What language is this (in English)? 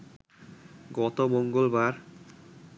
Bangla